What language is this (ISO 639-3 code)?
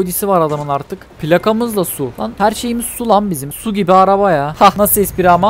tur